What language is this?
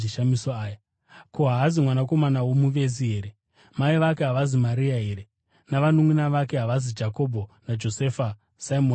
Shona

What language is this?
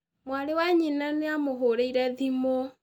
Kikuyu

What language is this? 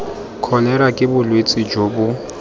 Tswana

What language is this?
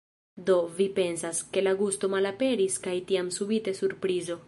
Esperanto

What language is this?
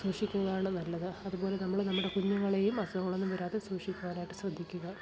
Malayalam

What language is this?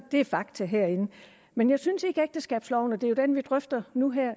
Danish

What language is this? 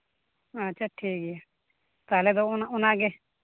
Santali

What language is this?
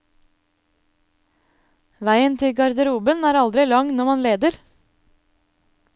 Norwegian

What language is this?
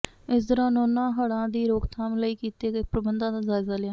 Punjabi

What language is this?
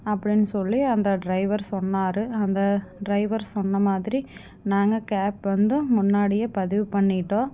Tamil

